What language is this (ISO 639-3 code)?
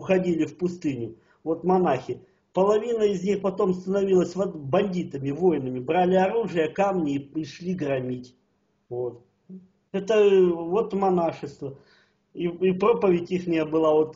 rus